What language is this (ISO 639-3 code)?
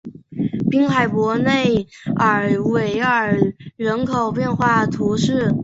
zho